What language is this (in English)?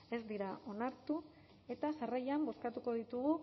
Basque